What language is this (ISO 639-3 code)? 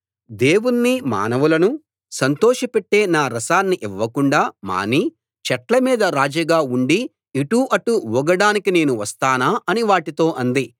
tel